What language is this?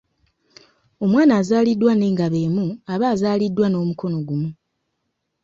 Ganda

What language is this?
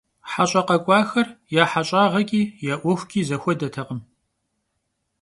Kabardian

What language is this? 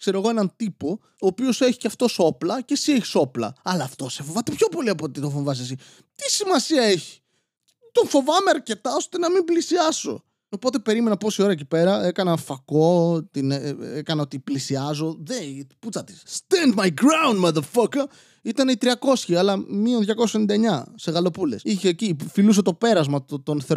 Greek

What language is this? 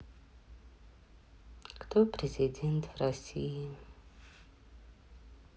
Russian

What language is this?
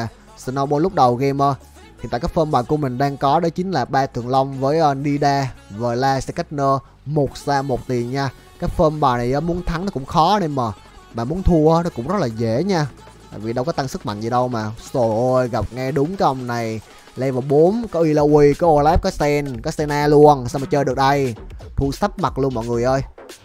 Vietnamese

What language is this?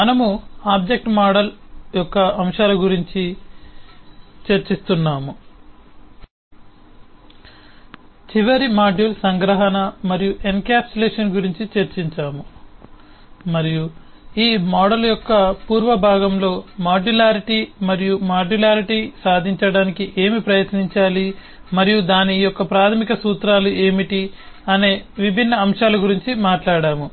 Telugu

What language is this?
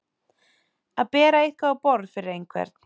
Icelandic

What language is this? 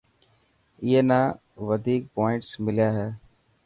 Dhatki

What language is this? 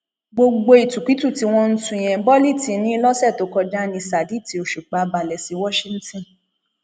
Yoruba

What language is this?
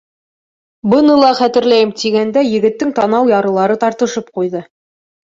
Bashkir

